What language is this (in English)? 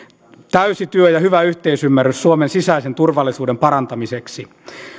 Finnish